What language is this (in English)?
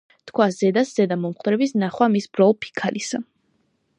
Georgian